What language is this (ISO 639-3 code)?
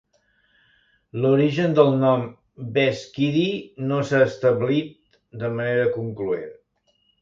cat